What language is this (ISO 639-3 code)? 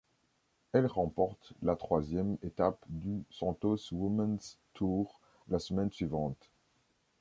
fra